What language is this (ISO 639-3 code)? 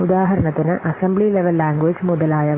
mal